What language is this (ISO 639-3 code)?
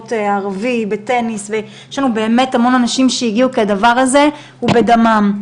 heb